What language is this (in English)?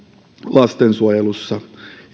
Finnish